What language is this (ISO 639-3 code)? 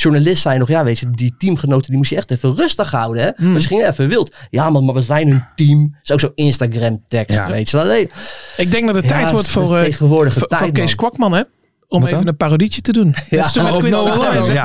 nld